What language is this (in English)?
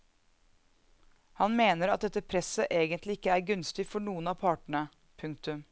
Norwegian